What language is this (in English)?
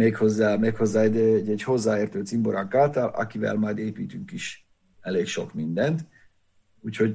Hungarian